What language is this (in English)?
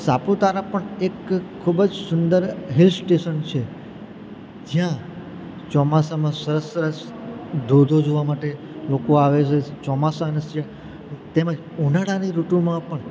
Gujarati